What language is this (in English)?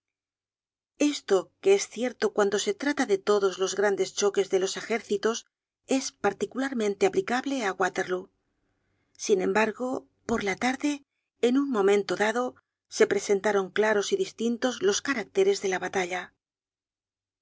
Spanish